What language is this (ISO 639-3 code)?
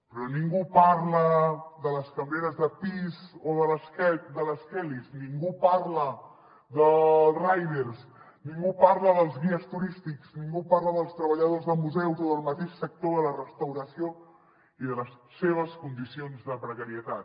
cat